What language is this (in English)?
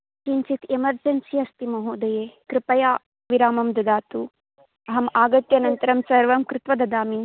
Sanskrit